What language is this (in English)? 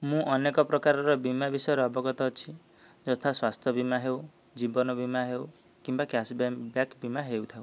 Odia